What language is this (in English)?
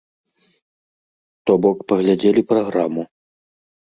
Belarusian